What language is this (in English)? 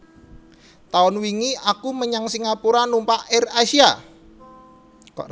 Javanese